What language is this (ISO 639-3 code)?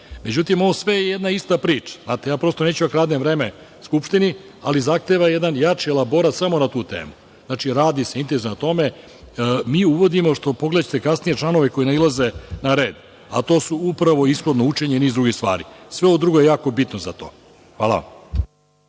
srp